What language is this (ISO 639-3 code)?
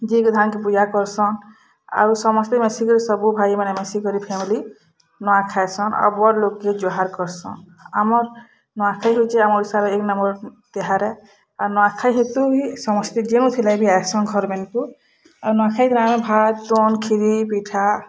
ori